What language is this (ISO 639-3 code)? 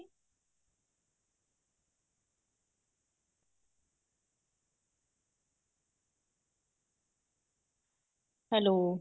pan